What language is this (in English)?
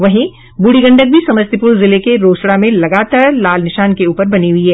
Hindi